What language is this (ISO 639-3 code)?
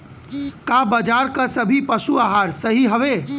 bho